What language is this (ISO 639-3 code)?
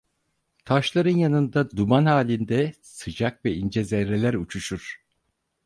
tur